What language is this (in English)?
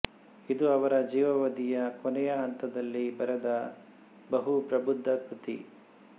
Kannada